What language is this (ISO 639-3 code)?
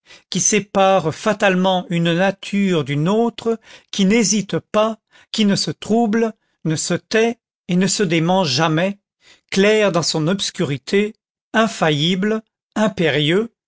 fra